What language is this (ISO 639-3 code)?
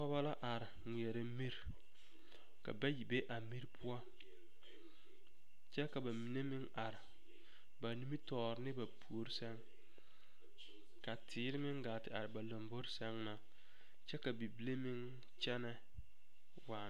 dga